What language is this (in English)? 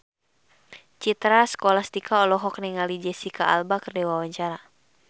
Sundanese